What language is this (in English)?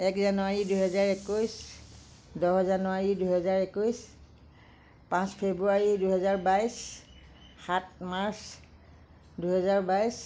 Assamese